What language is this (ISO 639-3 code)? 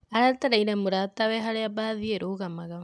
kik